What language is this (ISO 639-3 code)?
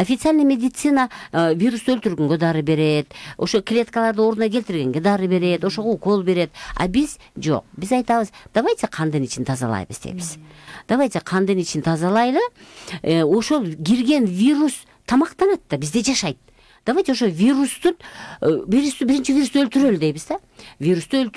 tur